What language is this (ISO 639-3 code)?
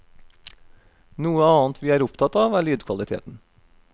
nor